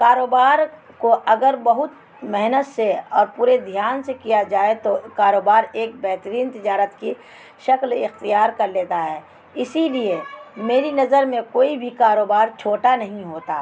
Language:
Urdu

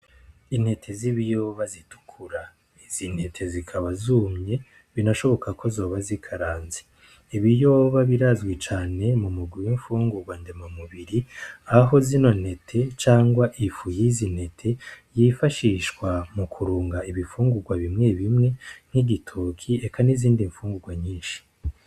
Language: Rundi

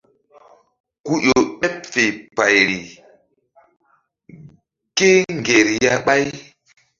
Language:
Mbum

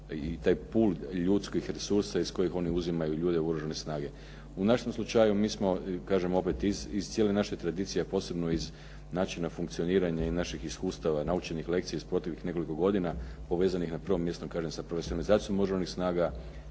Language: Croatian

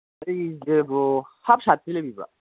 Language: Manipuri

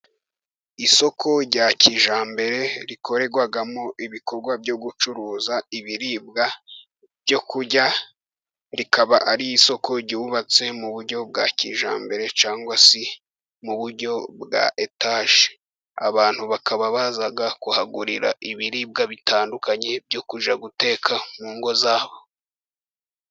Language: Kinyarwanda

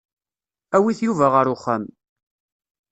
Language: Kabyle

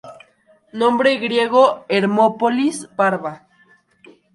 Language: Spanish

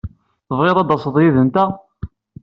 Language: Kabyle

